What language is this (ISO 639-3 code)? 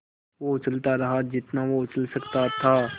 hin